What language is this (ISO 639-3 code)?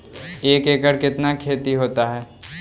mag